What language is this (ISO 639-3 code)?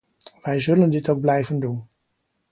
nld